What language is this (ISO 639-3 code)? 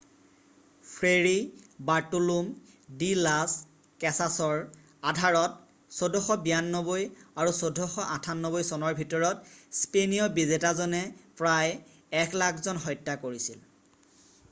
asm